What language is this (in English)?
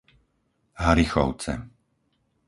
Slovak